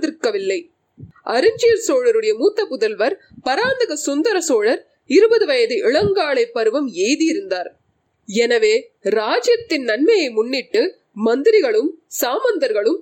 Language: Tamil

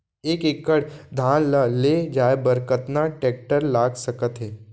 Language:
Chhattisgarhi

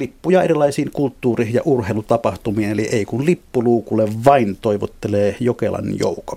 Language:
Finnish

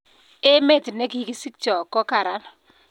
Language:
Kalenjin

